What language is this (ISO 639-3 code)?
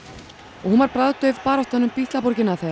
isl